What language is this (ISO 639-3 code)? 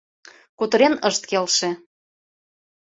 chm